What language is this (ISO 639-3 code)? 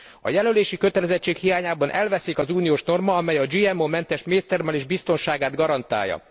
hun